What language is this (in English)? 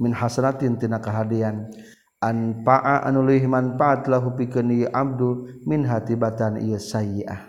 Malay